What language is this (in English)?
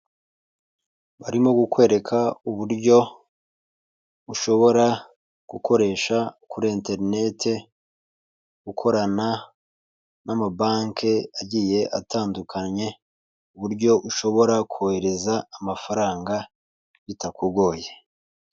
Kinyarwanda